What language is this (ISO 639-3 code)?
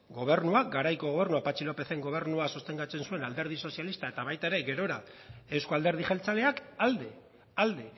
eus